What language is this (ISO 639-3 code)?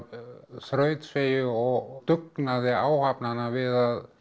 isl